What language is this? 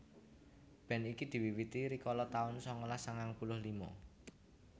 Javanese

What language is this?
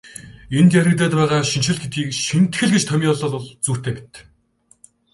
Mongolian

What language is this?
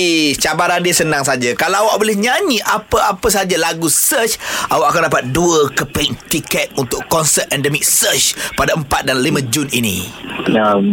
Malay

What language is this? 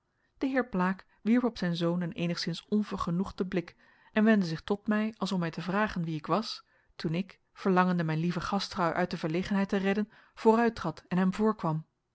Dutch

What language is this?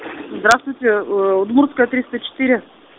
Russian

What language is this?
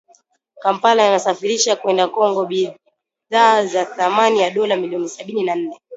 Swahili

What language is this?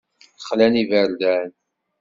Kabyle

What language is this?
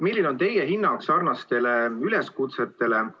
Estonian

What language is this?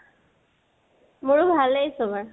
Assamese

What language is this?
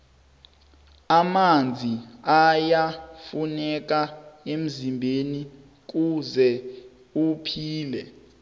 South Ndebele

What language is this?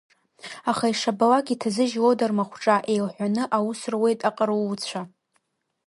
Abkhazian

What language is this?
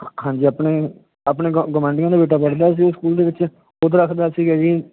Punjabi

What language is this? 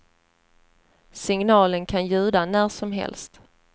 Swedish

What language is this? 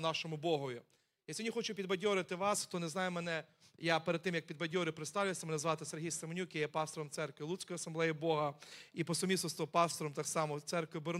Ukrainian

